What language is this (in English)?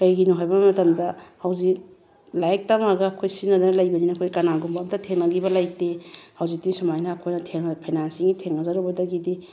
Manipuri